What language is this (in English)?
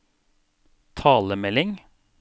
Norwegian